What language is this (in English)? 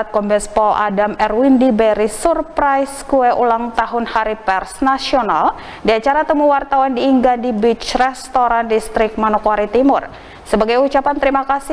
Indonesian